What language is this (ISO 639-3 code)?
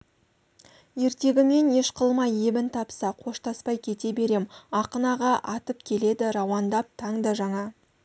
kaz